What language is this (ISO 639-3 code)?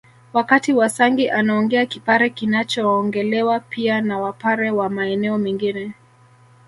swa